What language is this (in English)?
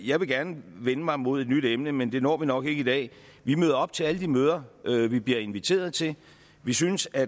Danish